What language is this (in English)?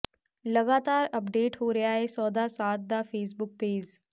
Punjabi